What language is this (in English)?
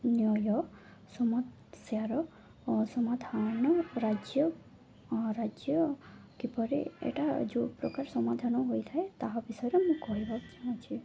Odia